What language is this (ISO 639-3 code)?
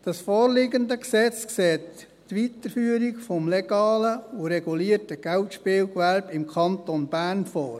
gsw